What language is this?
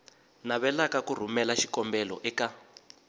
Tsonga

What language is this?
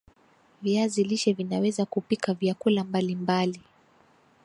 Swahili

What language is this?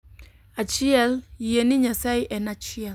Luo (Kenya and Tanzania)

